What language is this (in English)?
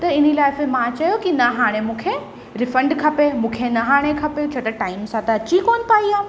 Sindhi